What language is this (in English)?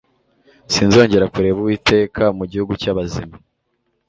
Kinyarwanda